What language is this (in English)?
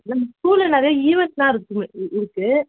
Tamil